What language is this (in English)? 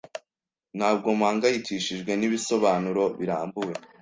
Kinyarwanda